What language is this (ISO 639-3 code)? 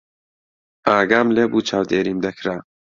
ckb